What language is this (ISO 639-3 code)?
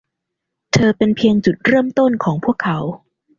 tha